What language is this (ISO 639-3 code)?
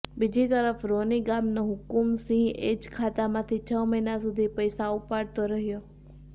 guj